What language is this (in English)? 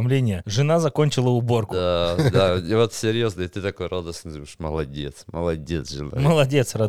Russian